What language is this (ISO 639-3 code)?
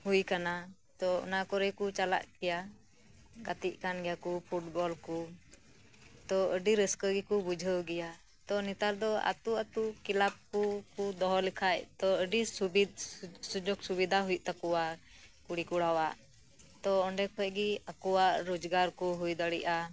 sat